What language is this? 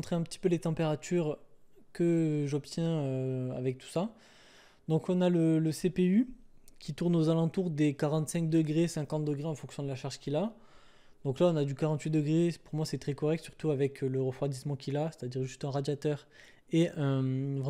French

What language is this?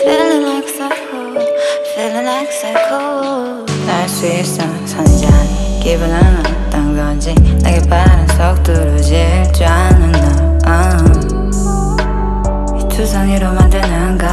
Korean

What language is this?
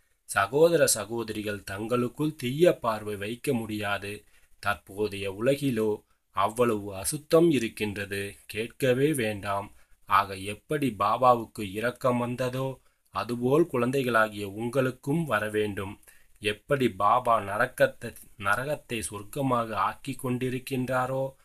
Korean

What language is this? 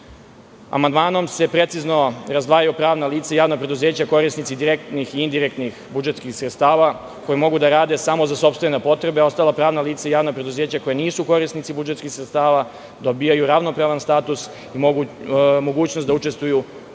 Serbian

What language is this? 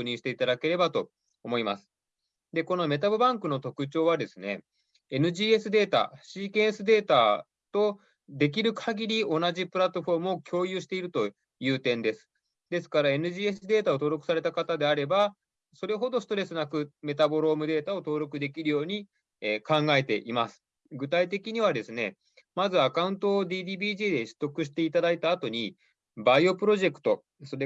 Japanese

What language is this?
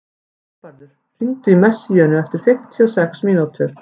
Icelandic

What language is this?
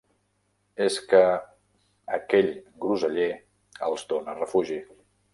Catalan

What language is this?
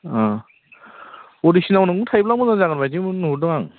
Bodo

